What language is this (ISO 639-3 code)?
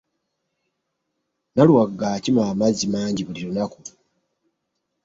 lug